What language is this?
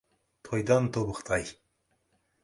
Kazakh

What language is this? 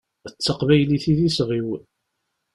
Kabyle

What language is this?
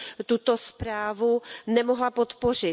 Czech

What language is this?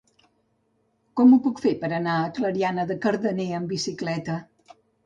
Catalan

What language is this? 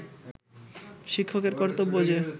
Bangla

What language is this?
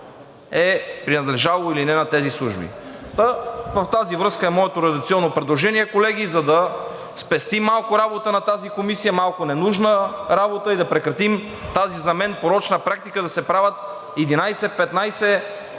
Bulgarian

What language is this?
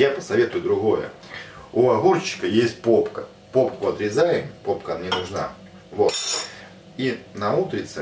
Russian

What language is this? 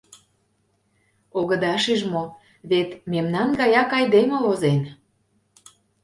Mari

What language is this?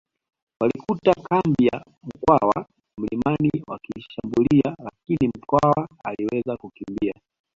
Swahili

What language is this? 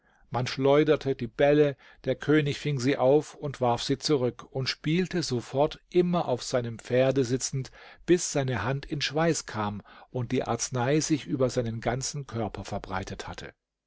German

